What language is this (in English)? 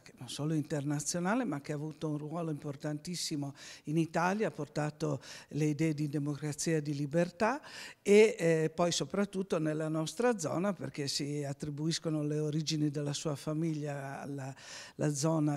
Italian